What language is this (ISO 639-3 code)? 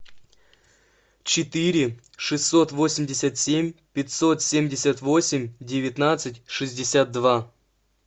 rus